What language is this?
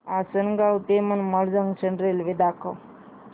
Marathi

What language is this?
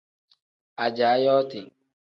Tem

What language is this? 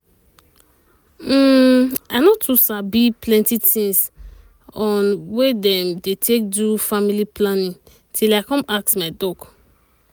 Nigerian Pidgin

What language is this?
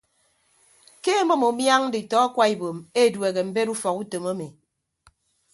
Ibibio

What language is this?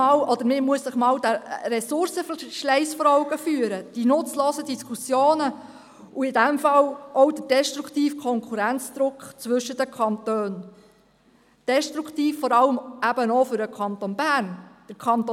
Swiss German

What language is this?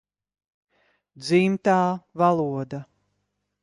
Latvian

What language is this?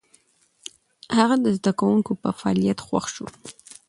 Pashto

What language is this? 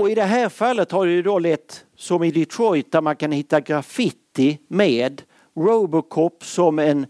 Swedish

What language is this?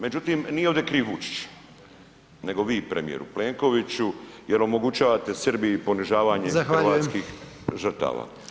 Croatian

